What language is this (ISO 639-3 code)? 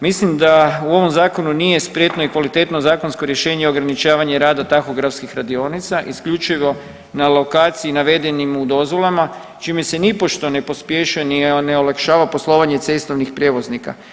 hrv